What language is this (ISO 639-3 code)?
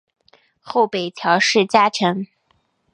zho